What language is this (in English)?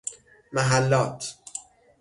Persian